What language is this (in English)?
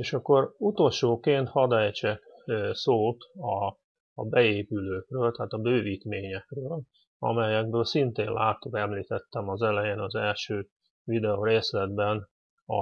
Hungarian